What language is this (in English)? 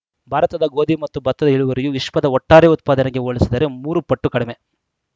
Kannada